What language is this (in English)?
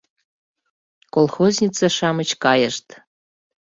Mari